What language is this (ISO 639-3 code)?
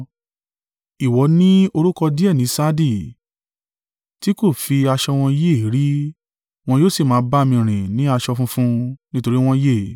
yor